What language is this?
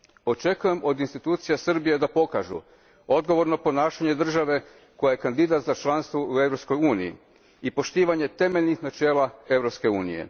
Croatian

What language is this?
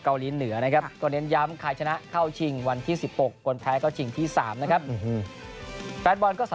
Thai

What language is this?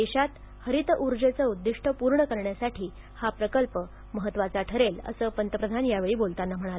Marathi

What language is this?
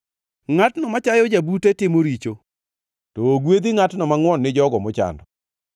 Luo (Kenya and Tanzania)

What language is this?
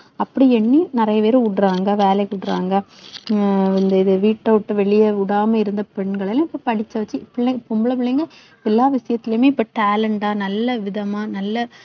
Tamil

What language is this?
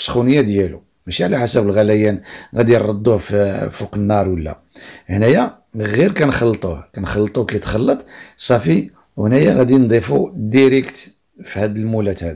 Arabic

